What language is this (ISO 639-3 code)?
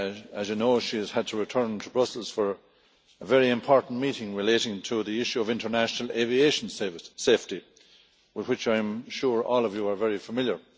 eng